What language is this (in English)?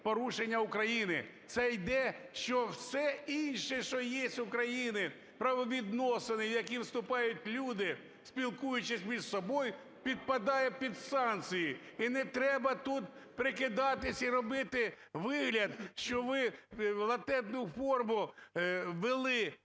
Ukrainian